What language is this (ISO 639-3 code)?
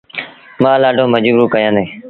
sbn